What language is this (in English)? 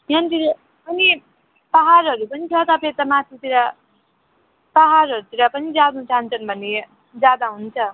Nepali